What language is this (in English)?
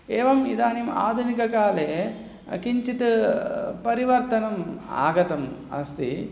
Sanskrit